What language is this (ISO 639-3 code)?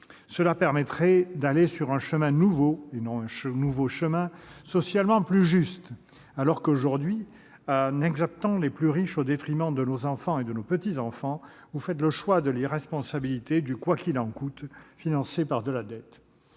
fra